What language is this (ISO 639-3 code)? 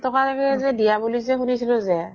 asm